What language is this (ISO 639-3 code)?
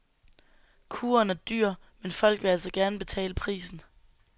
dan